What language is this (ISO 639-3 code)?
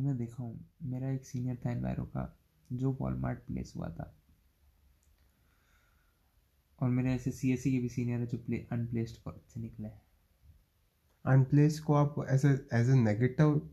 hin